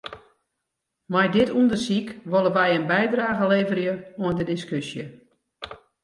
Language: Western Frisian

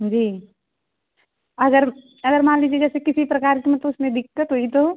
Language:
Hindi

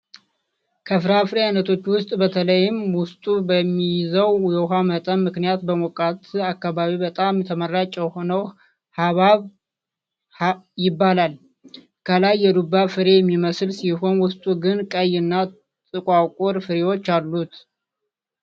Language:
Amharic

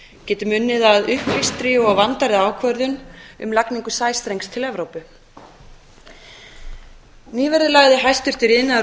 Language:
Icelandic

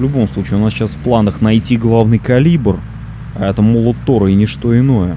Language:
Russian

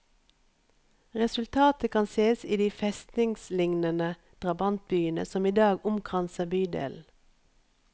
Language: Norwegian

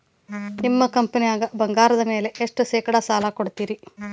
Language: Kannada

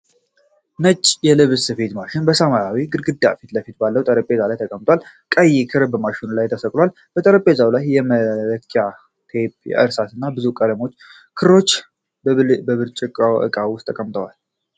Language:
Amharic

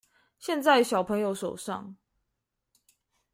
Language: Chinese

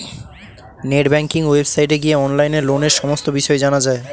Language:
Bangla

